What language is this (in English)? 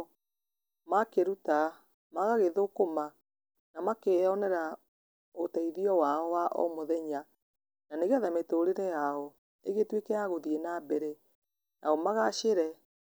Kikuyu